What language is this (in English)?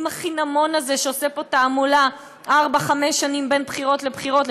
Hebrew